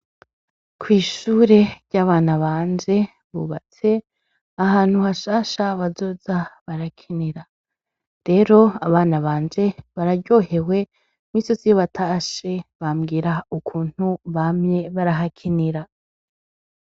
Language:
Rundi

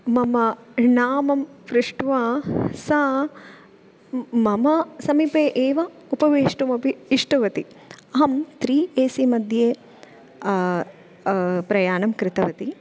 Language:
Sanskrit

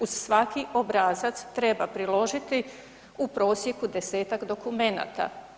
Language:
Croatian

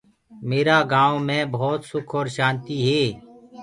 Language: Gurgula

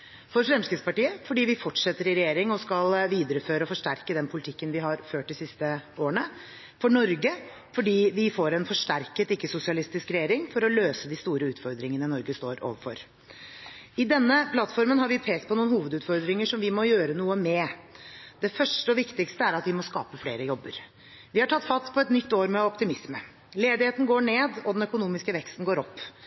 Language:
Norwegian Bokmål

